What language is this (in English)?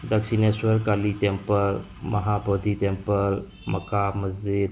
Manipuri